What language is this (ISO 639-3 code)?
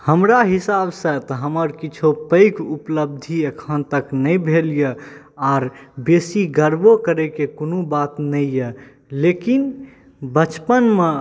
mai